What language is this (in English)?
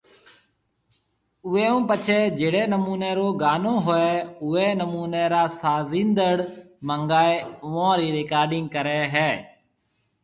Marwari (Pakistan)